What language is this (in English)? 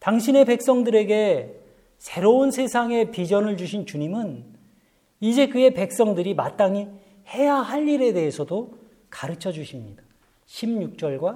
Korean